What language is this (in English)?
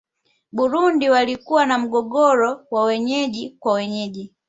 Swahili